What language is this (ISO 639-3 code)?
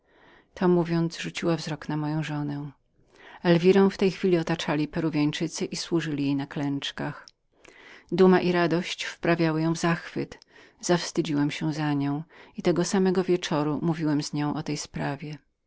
pol